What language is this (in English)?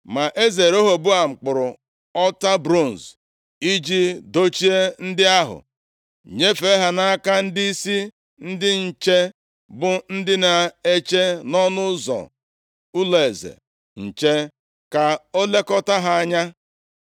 Igbo